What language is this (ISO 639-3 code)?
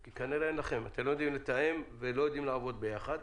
heb